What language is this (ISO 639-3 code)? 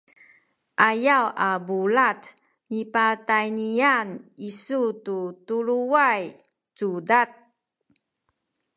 szy